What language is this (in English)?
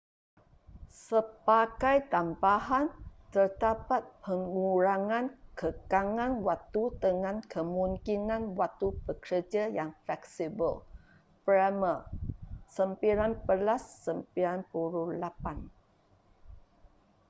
Malay